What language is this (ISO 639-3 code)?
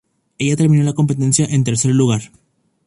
spa